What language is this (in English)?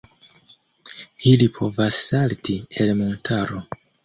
Esperanto